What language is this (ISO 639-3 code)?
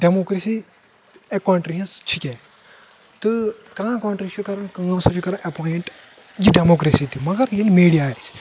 kas